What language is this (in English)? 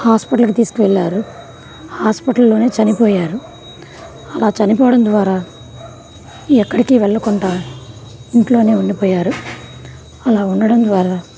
Telugu